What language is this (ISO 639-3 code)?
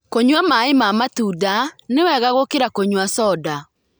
kik